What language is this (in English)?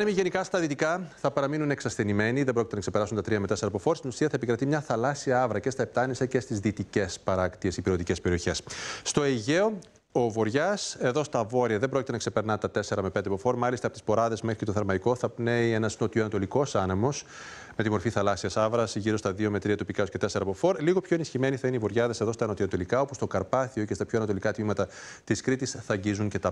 Greek